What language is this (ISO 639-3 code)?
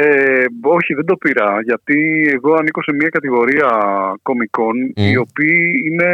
ell